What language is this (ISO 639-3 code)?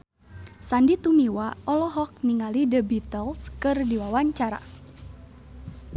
sun